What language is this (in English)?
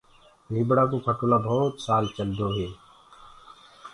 Gurgula